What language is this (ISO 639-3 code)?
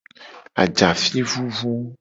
gej